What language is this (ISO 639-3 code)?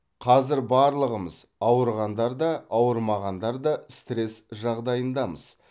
kaz